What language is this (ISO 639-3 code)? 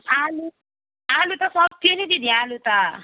nep